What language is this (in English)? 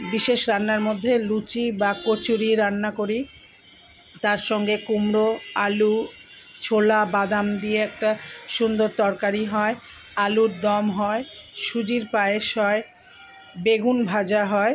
Bangla